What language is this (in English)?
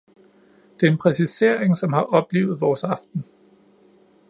Danish